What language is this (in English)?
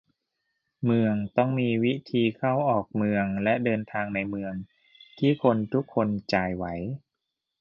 Thai